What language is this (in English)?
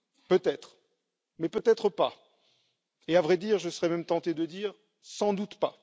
French